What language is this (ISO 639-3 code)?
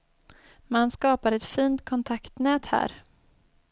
swe